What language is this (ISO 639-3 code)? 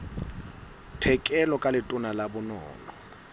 sot